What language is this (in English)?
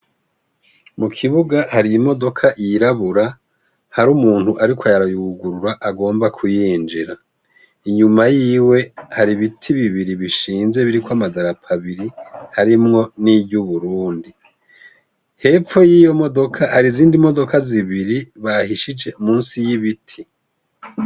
Rundi